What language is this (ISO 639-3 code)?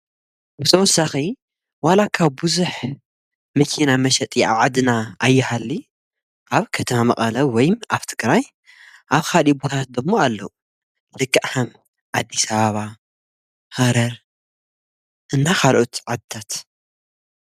tir